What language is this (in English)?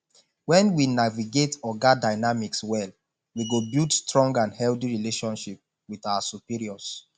Nigerian Pidgin